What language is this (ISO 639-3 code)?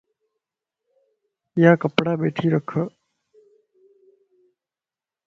lss